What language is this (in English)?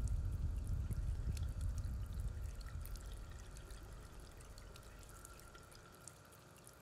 Polish